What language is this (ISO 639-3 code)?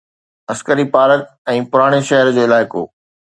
snd